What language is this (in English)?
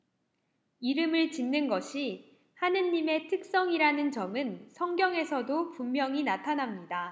Korean